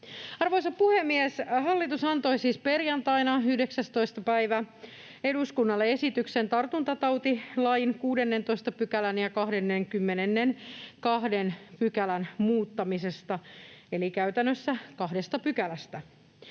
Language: Finnish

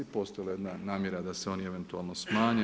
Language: Croatian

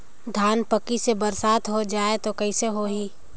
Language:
Chhattisgarhi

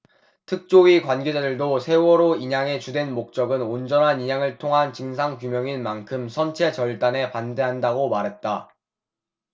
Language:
Korean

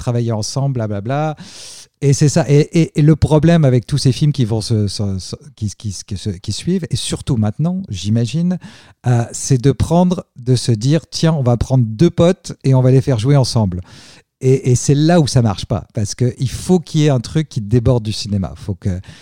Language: French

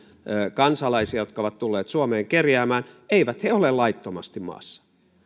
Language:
Finnish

